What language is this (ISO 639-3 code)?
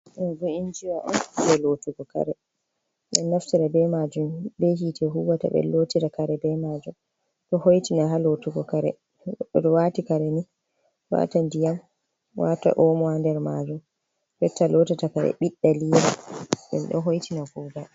ful